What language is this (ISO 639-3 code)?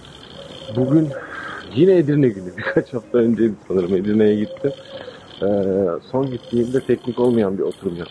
tur